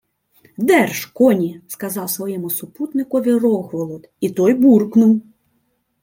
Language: Ukrainian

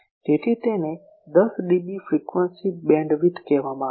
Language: Gujarati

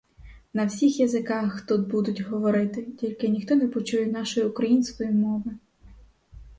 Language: Ukrainian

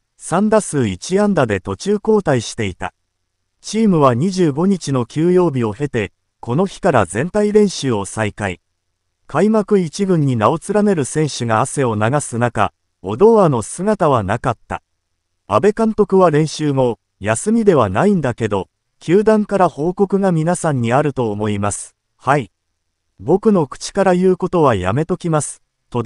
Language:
Japanese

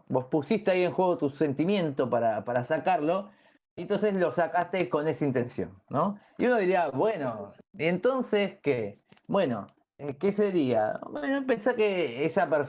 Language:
Spanish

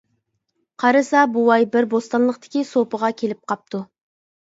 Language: Uyghur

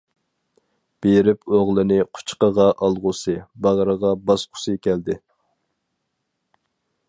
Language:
Uyghur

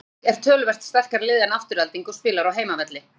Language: Icelandic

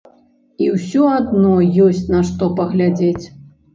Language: Belarusian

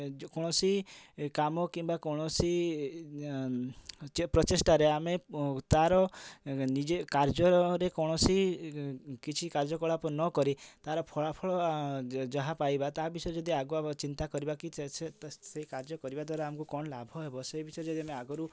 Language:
Odia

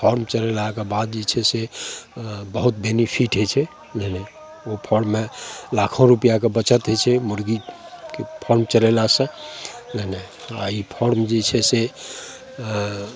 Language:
Maithili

